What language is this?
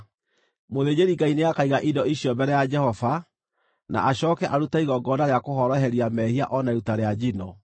Kikuyu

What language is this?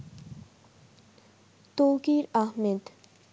Bangla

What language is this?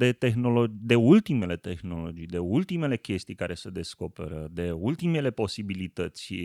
Romanian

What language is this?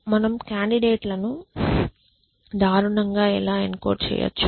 Telugu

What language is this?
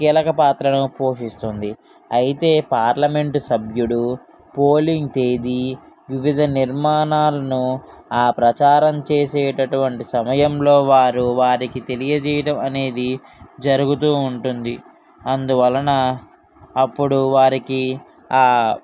Telugu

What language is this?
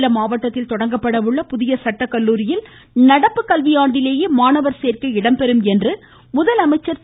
Tamil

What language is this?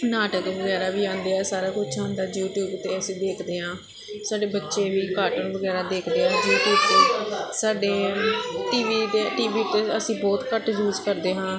Punjabi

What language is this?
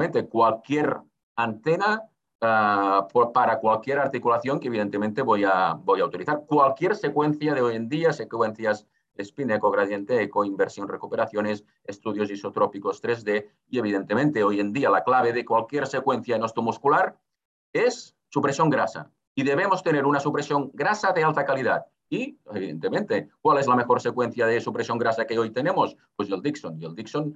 Spanish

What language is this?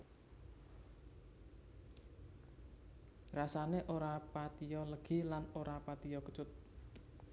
Javanese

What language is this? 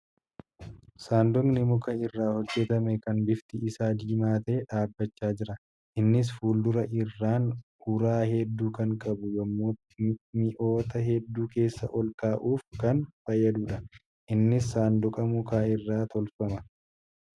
Oromo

